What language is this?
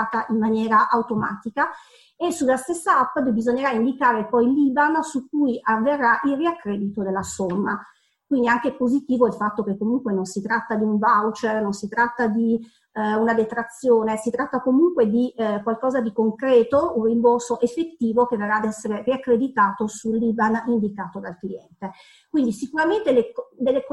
Italian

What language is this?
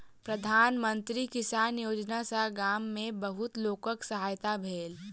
Maithili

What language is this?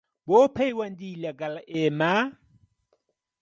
Central Kurdish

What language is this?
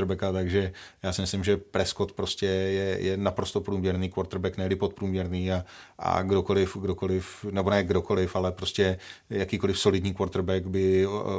Czech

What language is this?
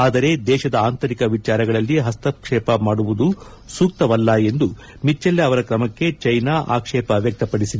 Kannada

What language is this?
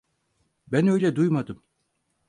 Turkish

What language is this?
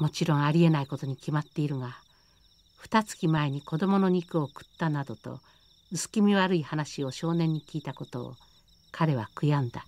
Japanese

